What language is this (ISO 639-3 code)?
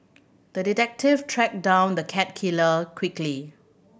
eng